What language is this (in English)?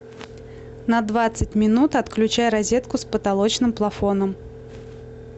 Russian